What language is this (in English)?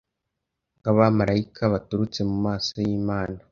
Kinyarwanda